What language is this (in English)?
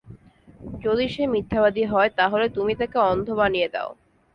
Bangla